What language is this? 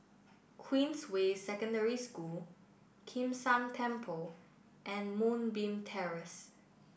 English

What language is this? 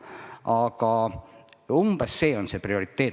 Estonian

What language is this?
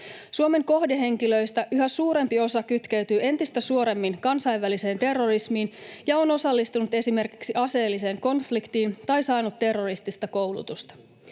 Finnish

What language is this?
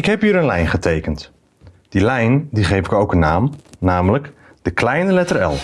Dutch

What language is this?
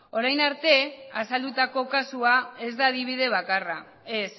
Basque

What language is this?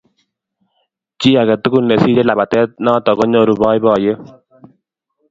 Kalenjin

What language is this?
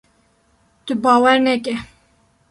Kurdish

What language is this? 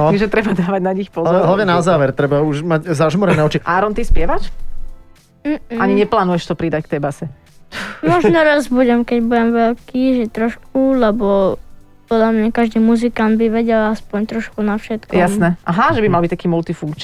Slovak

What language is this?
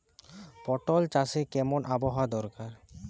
Bangla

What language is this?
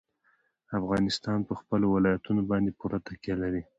Pashto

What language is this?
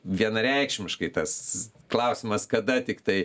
Lithuanian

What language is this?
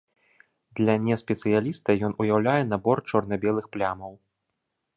Belarusian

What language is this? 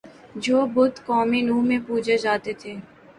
Urdu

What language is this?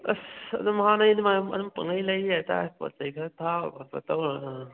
Manipuri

